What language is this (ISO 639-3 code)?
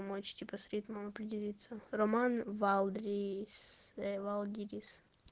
rus